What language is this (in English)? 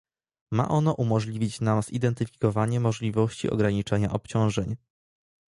Polish